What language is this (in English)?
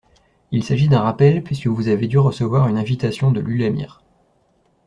French